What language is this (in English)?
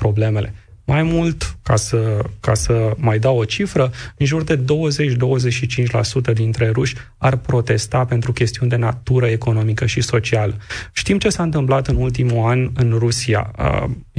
Romanian